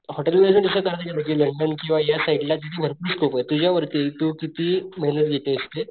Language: Marathi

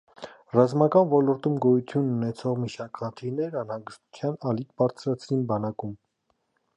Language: Armenian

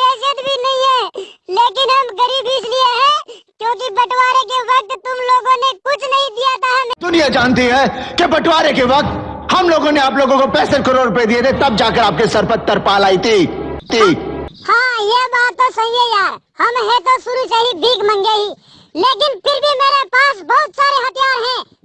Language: Hindi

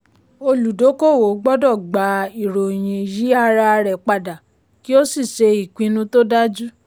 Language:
Yoruba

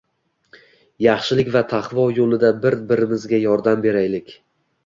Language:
Uzbek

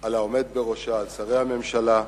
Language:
Hebrew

